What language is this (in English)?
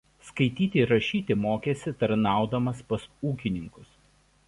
Lithuanian